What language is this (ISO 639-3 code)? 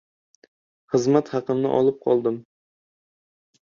uzb